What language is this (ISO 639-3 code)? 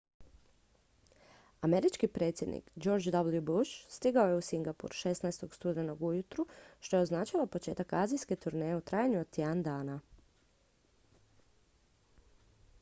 hrv